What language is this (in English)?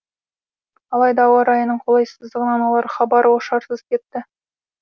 Kazakh